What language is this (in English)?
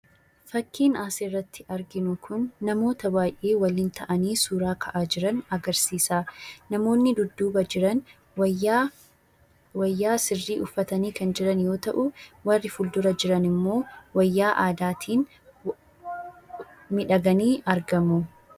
Oromo